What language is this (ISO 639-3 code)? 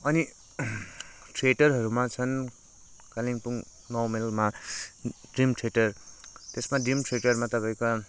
nep